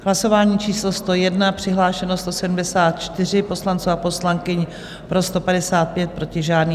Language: Czech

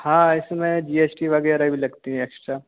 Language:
Hindi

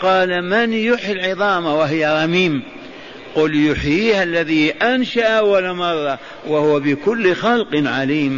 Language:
Arabic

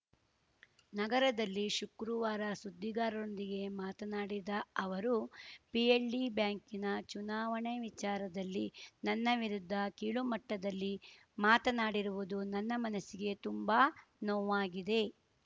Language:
Kannada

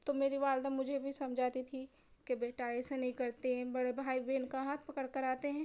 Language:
Urdu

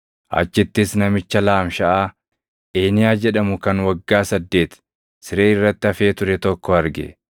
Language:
Oromo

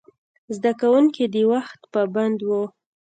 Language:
Pashto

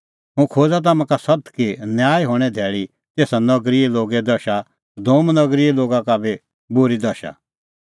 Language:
Kullu Pahari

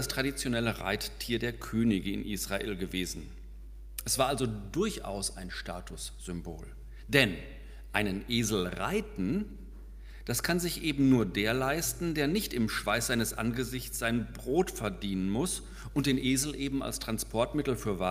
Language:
German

